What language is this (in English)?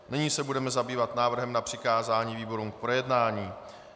Czech